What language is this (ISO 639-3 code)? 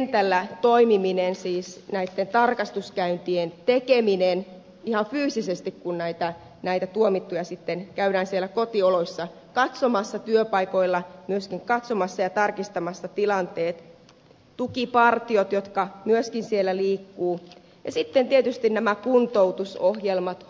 fin